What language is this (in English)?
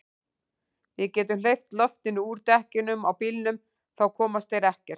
Icelandic